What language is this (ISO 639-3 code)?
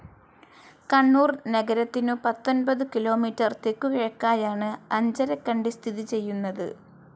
mal